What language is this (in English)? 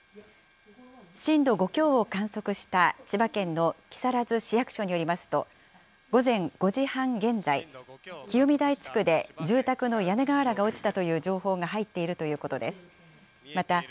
Japanese